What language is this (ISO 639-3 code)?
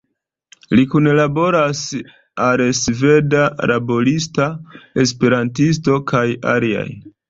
epo